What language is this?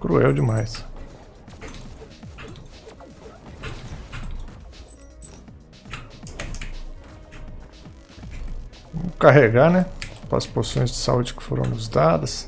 Portuguese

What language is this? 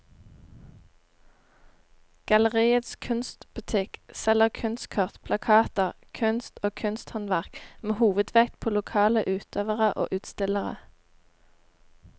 Norwegian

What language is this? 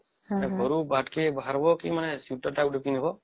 Odia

